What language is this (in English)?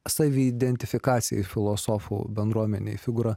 Lithuanian